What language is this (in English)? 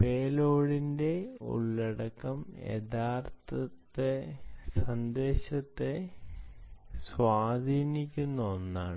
Malayalam